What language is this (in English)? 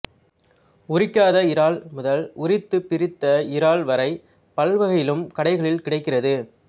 Tamil